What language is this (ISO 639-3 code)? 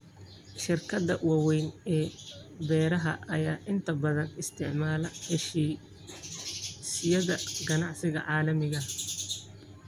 som